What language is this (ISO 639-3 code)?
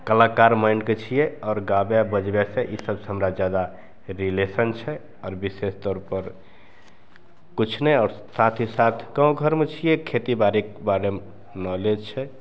mai